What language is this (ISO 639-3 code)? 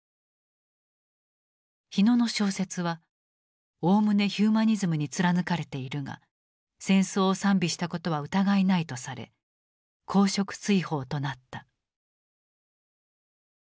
jpn